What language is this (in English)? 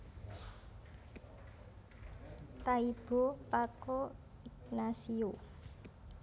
Javanese